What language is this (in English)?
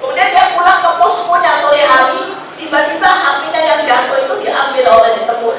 Indonesian